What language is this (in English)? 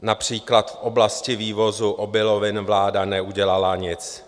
Czech